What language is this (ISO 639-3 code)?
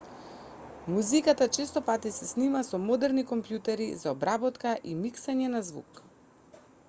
mkd